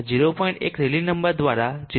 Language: Gujarati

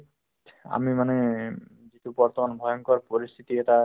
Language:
Assamese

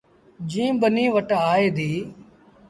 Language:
Sindhi Bhil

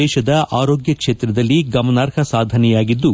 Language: Kannada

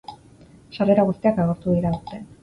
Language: Basque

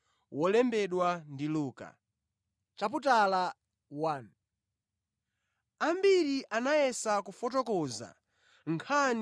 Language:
Nyanja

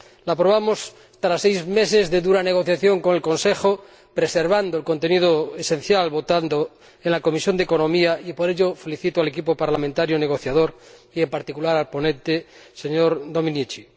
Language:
Spanish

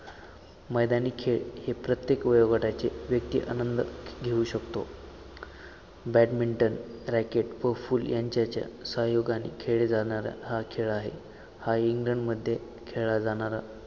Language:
Marathi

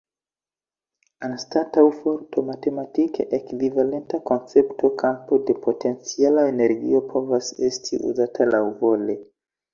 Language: Esperanto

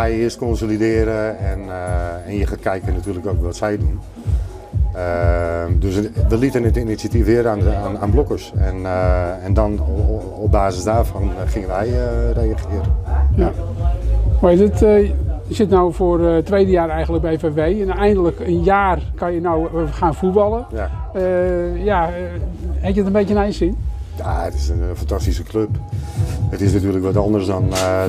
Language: Dutch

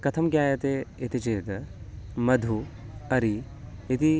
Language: Sanskrit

